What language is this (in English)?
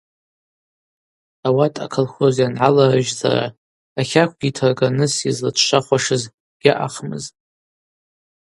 Abaza